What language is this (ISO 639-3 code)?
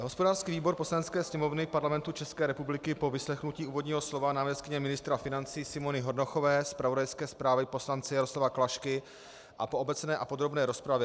ces